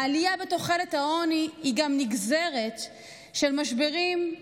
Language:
Hebrew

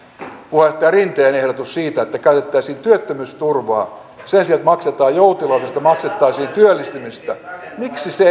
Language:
Finnish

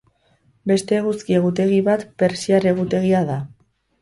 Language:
Basque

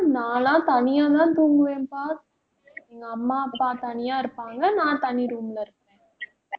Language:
Tamil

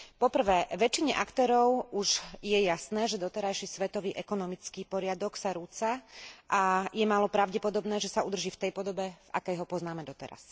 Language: Slovak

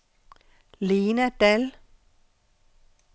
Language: Danish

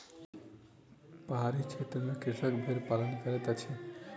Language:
Maithili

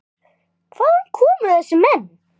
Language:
Icelandic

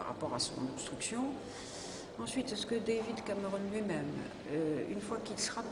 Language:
French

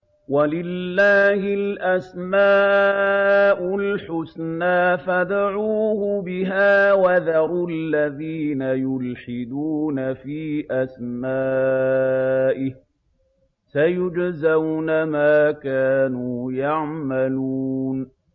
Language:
Arabic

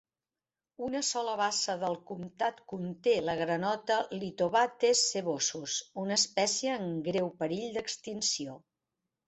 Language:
Catalan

